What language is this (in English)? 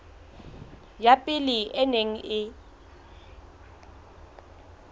Southern Sotho